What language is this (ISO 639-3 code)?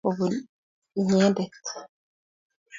kln